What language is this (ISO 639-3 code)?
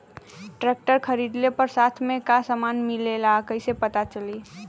bho